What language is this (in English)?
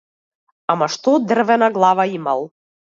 Macedonian